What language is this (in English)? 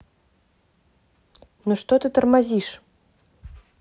Russian